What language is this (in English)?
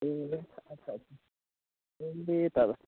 Nepali